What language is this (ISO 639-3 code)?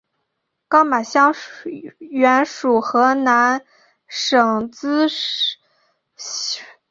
zho